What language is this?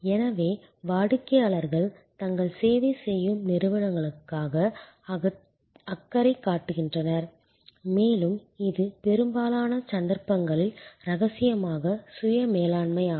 Tamil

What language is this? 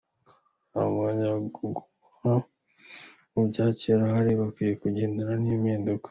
Kinyarwanda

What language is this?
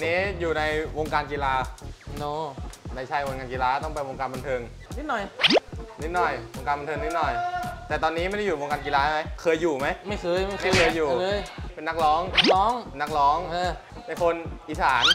Thai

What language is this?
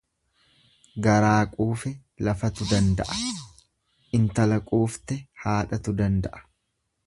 Oromo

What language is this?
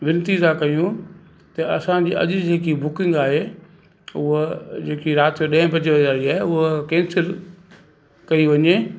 Sindhi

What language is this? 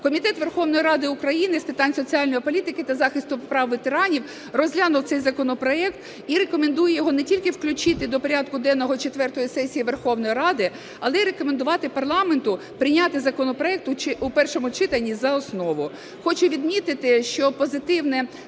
Ukrainian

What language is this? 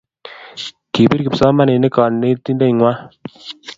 Kalenjin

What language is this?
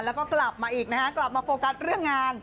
Thai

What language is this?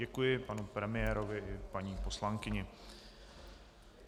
Czech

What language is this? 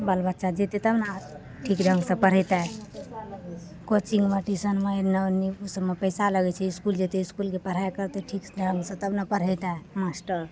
Maithili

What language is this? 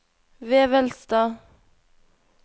Norwegian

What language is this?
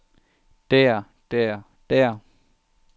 Danish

